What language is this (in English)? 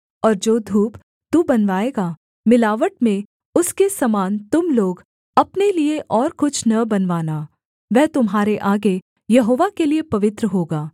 Hindi